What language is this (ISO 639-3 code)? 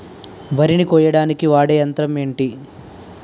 tel